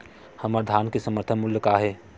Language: Chhattisgarhi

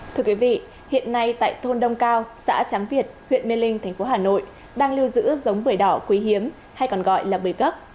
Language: Vietnamese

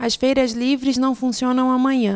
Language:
Portuguese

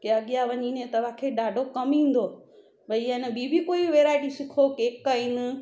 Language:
Sindhi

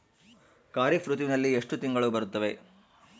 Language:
Kannada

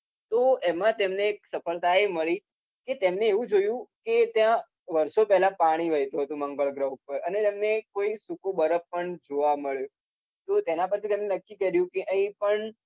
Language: Gujarati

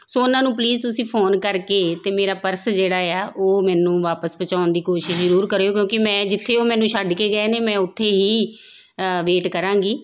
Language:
Punjabi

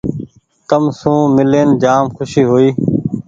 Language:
Goaria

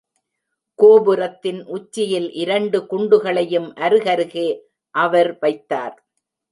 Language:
Tamil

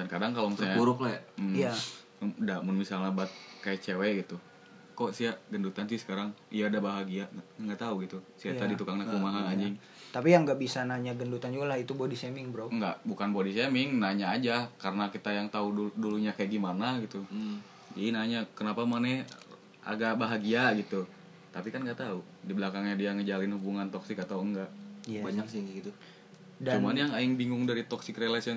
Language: Indonesian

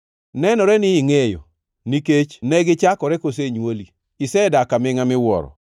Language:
Luo (Kenya and Tanzania)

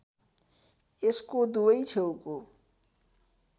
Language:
Nepali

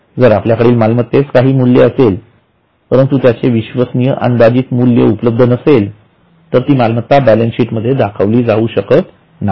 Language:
Marathi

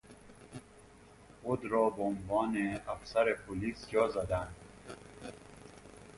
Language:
Persian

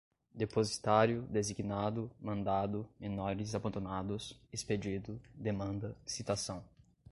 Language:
Portuguese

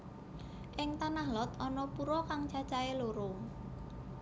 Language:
Javanese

